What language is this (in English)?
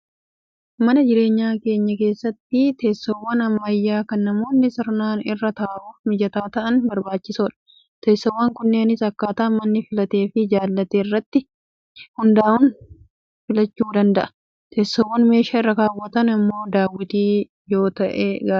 Oromo